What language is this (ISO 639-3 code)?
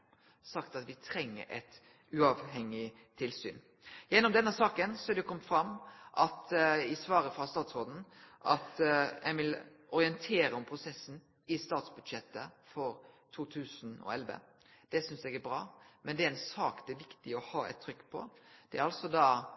nno